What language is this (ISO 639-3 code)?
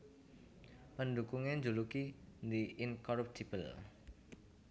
jav